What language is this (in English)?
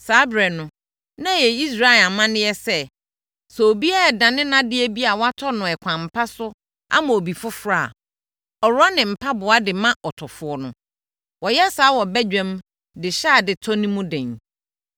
Akan